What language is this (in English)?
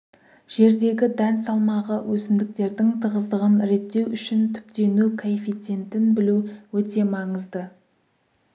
Kazakh